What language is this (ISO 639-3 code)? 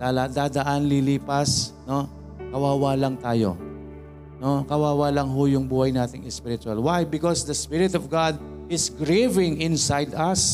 fil